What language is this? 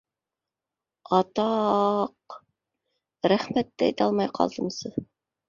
Bashkir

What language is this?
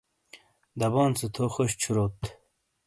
Shina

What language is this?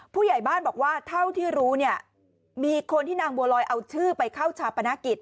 Thai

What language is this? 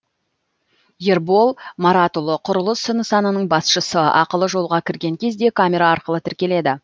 Kazakh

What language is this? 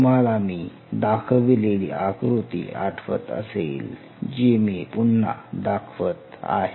Marathi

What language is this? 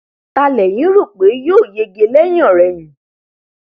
Yoruba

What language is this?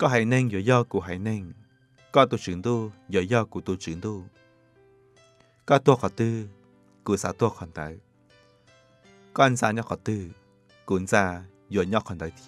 Thai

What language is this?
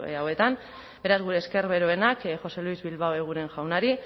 Basque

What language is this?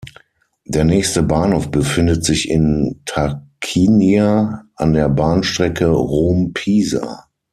German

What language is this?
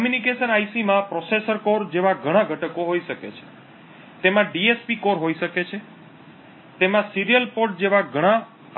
Gujarati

